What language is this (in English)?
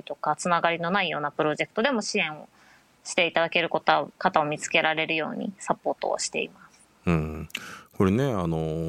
Japanese